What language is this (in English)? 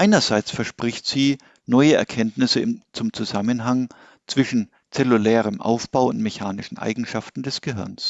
German